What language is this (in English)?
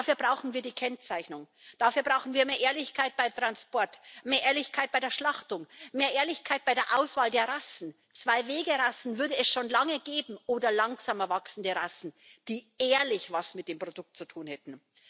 German